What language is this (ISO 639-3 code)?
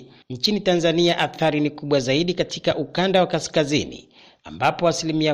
swa